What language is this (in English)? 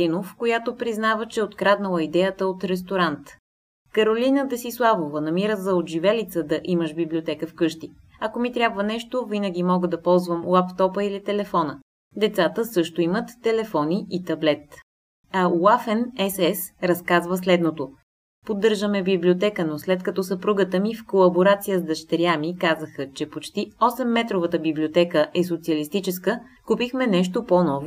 Bulgarian